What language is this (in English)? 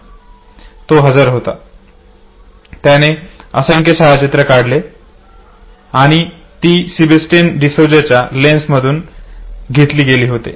Marathi